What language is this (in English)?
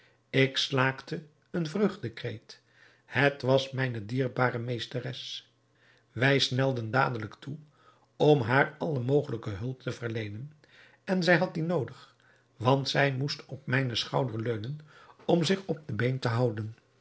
Dutch